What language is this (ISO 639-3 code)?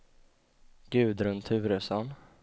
swe